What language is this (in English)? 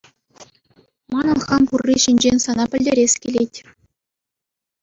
Chuvash